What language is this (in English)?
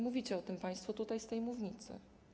Polish